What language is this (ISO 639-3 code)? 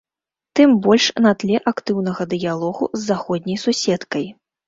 bel